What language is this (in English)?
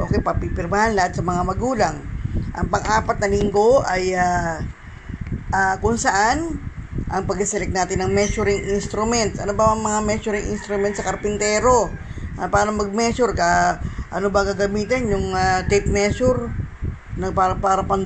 Filipino